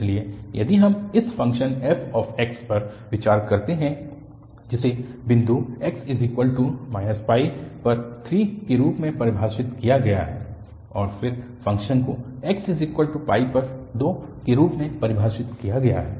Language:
Hindi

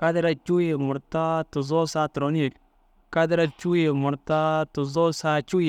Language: Dazaga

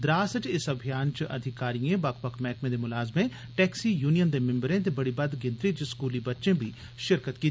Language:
Dogri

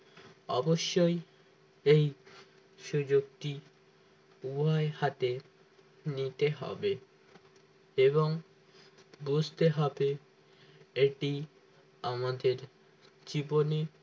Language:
Bangla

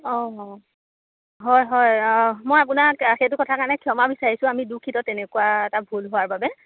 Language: Assamese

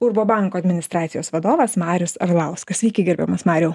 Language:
Lithuanian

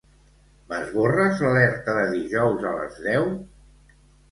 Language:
Catalan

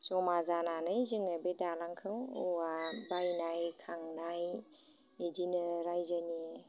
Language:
Bodo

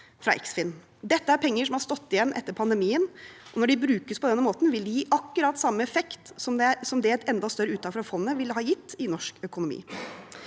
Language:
Norwegian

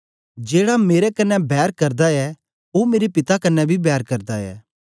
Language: Dogri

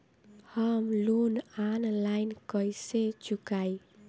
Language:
Bhojpuri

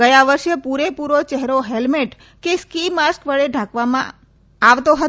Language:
Gujarati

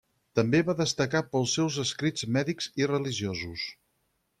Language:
Catalan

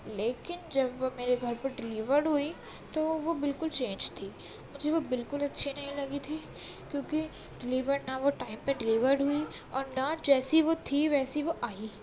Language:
Urdu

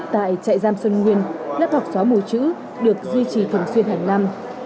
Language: Vietnamese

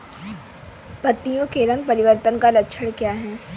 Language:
Hindi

